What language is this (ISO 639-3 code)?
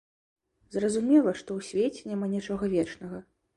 bel